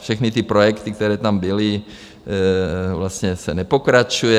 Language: Czech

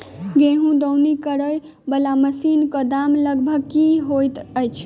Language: Maithili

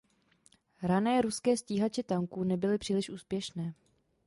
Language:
Czech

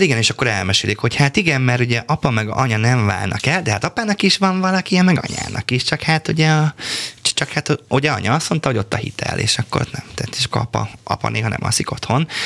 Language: Hungarian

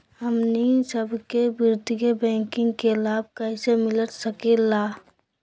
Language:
Magahi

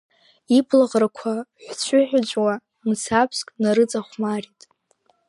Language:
Abkhazian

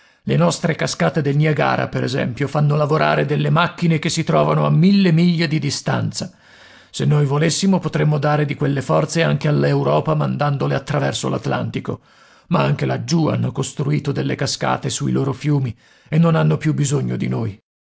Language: Italian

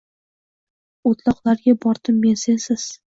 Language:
Uzbek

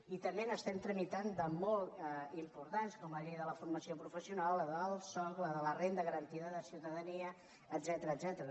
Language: Catalan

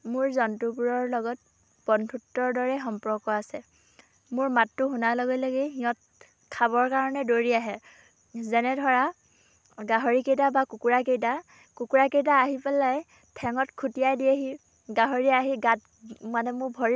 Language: Assamese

